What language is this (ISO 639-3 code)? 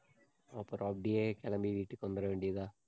tam